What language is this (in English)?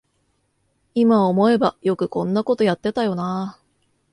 Japanese